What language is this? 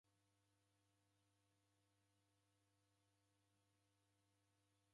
Taita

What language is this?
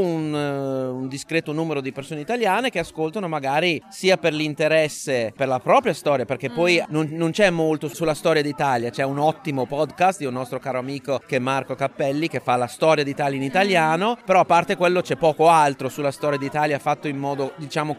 Italian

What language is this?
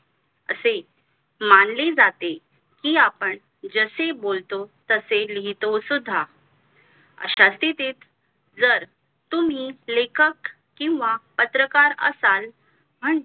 Marathi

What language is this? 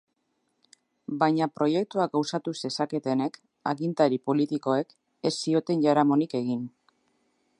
Basque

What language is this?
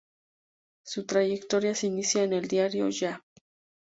Spanish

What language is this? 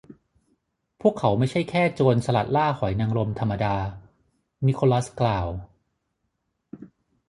Thai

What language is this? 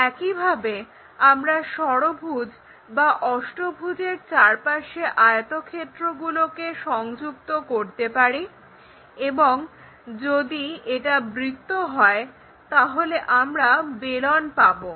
Bangla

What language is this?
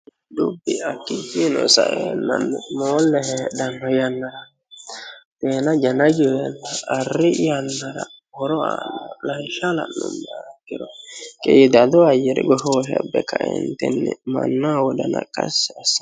Sidamo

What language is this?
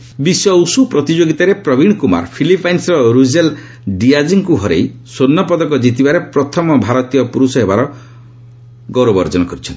Odia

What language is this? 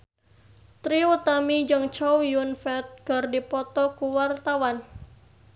Sundanese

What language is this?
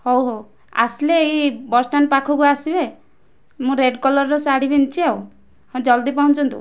Odia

